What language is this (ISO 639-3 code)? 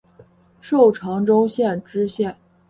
zho